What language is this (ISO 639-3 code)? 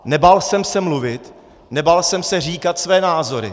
ces